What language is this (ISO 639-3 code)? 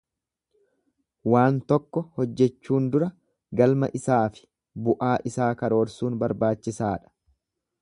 orm